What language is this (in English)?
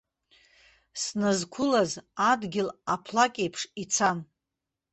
Abkhazian